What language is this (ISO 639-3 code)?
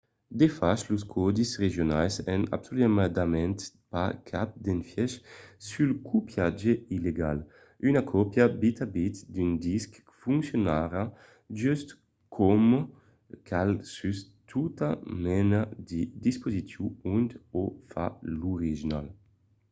oci